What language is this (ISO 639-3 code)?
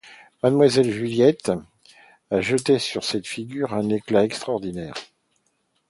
fra